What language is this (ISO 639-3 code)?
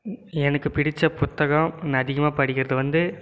tam